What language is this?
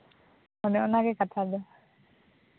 Santali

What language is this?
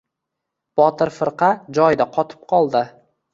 Uzbek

